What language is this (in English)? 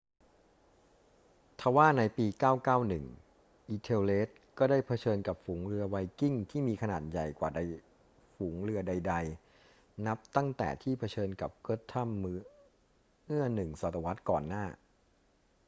Thai